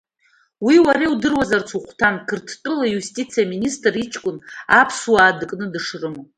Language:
Abkhazian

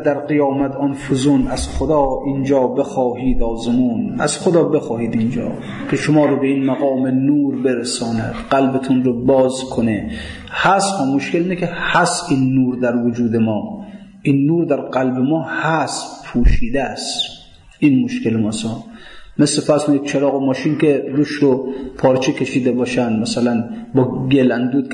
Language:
Persian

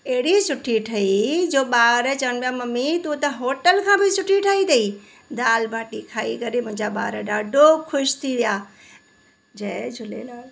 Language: Sindhi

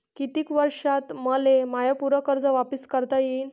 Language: Marathi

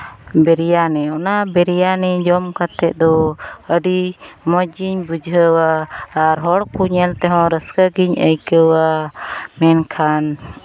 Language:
Santali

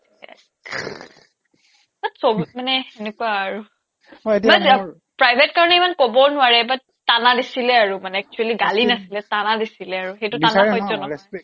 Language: Assamese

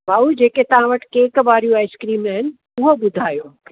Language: Sindhi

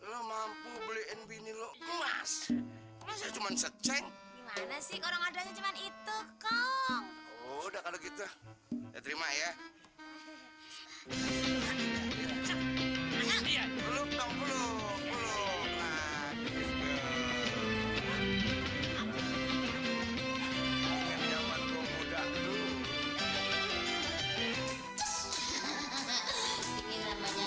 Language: Indonesian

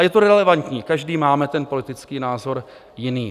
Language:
Czech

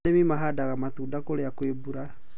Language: Kikuyu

